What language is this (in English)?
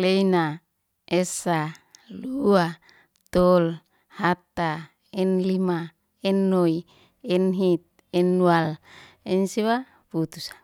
Liana-Seti